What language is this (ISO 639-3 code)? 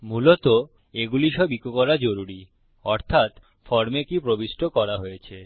ben